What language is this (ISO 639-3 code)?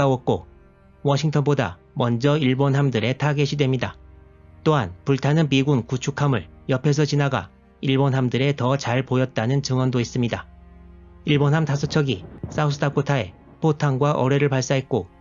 kor